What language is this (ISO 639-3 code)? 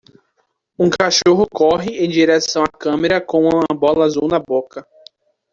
por